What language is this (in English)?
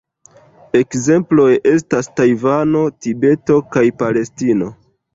Esperanto